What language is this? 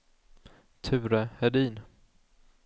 Swedish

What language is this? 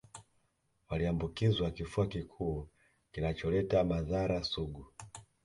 Swahili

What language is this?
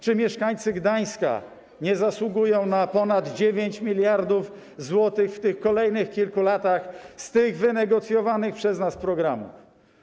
Polish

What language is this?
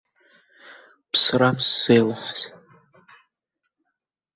Abkhazian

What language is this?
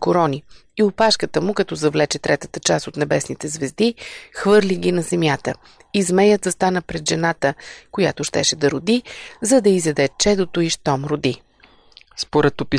Bulgarian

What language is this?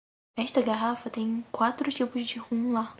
Portuguese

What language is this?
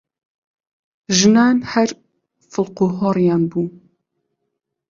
Central Kurdish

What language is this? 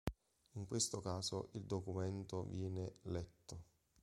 Italian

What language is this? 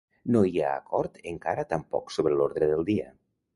Catalan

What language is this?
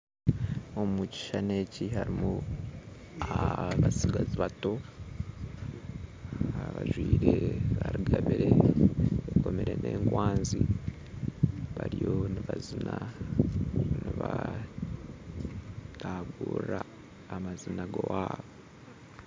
Nyankole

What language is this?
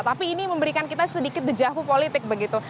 Indonesian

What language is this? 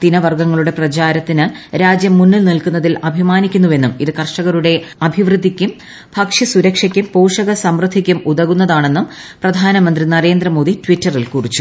Malayalam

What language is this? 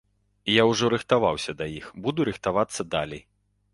Belarusian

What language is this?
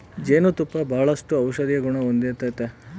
Kannada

